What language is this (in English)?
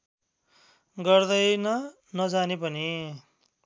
Nepali